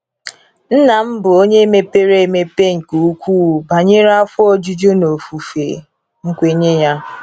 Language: Igbo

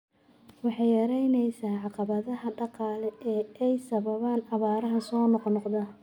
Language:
Somali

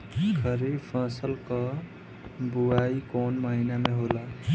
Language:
Bhojpuri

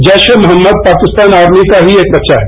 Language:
Hindi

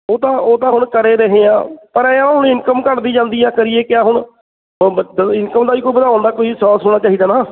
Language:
Punjabi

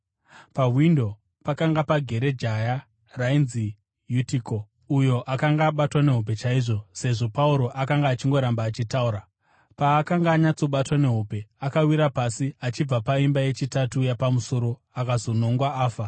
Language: Shona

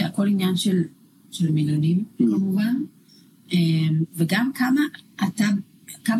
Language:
Hebrew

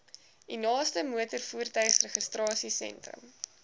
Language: Afrikaans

